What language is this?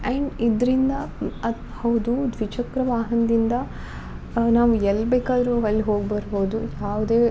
Kannada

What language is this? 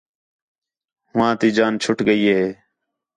Khetrani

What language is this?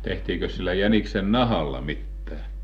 Finnish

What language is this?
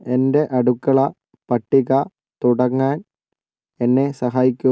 Malayalam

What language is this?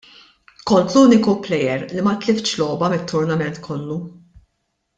Maltese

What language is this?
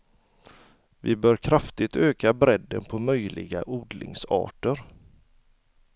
Swedish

